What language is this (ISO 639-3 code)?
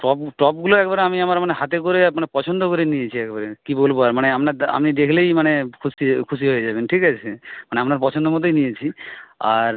ben